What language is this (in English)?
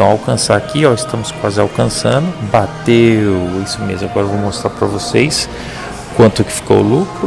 Portuguese